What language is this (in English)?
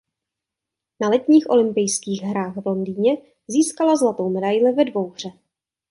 Czech